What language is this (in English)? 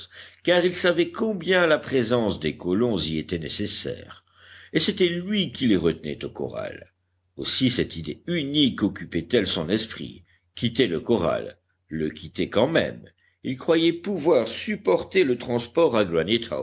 French